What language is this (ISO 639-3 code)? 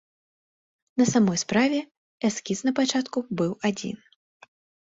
bel